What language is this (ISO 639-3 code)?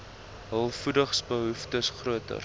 afr